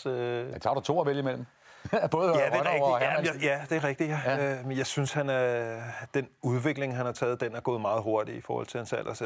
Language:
Danish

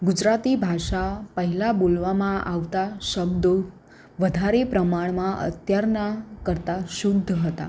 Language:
Gujarati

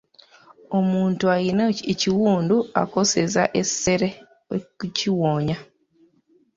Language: Ganda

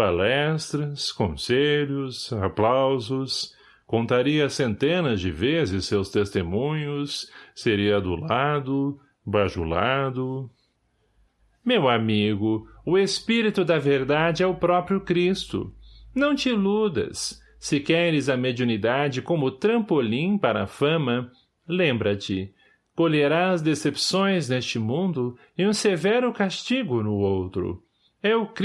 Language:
Portuguese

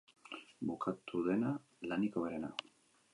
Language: Basque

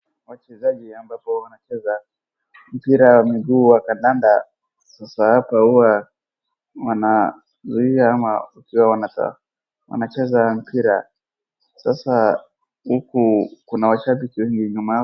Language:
Swahili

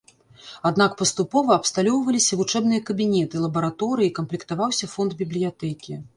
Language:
Belarusian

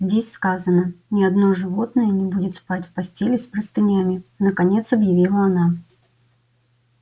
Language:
Russian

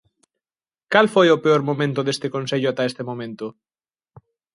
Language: Galician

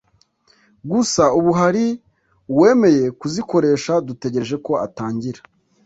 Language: Kinyarwanda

